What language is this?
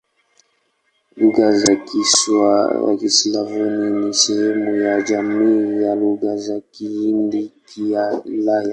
Swahili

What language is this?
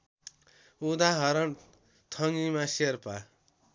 Nepali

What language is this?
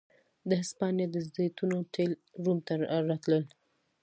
Pashto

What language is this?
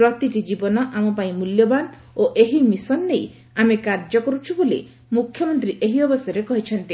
Odia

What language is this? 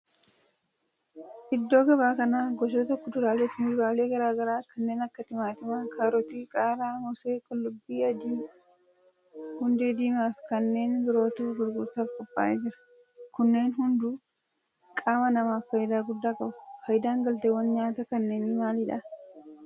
Oromo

